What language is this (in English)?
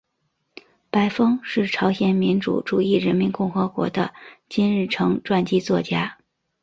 Chinese